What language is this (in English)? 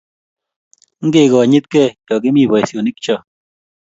Kalenjin